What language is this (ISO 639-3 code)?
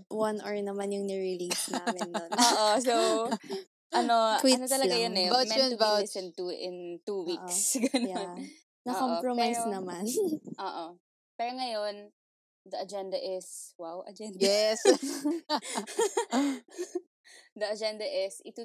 fil